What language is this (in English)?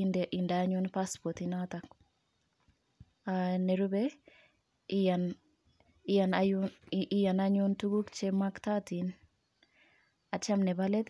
Kalenjin